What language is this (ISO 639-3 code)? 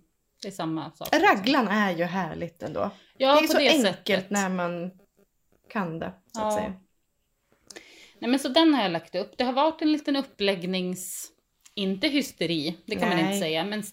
swe